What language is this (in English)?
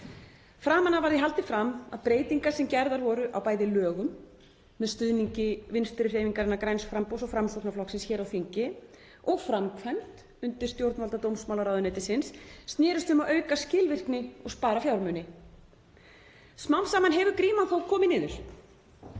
Icelandic